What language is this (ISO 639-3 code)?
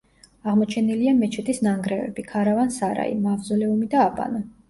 kat